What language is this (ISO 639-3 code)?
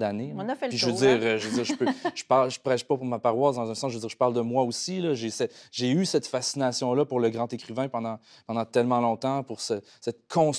fra